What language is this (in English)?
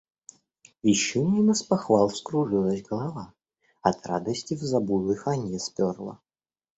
Russian